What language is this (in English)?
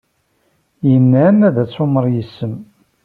Kabyle